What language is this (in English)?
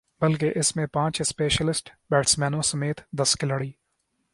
Urdu